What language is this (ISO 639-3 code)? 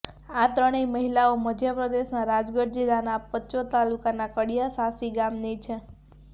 guj